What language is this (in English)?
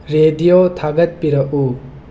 Manipuri